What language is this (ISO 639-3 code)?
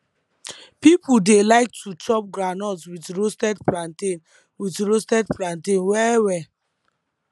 pcm